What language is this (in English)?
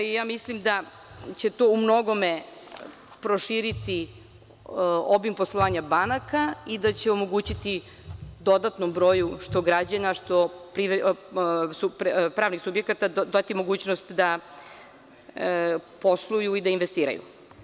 Serbian